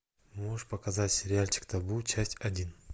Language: Russian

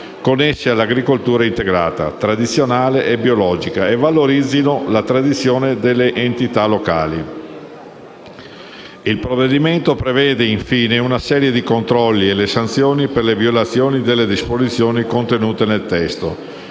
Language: Italian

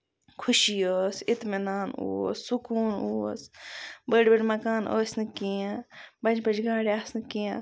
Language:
Kashmiri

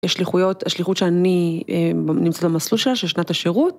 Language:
Hebrew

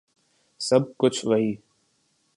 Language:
Urdu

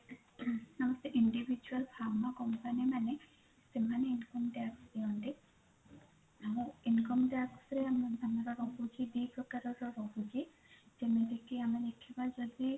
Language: Odia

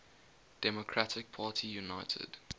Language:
English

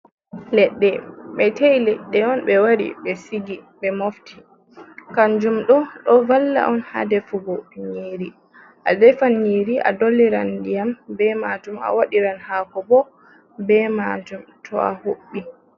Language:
Fula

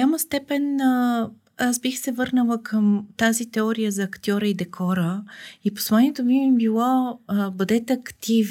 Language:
Bulgarian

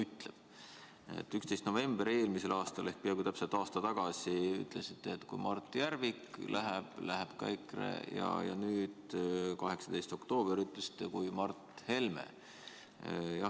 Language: Estonian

